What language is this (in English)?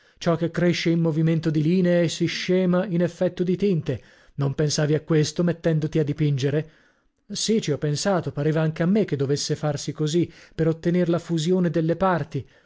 Italian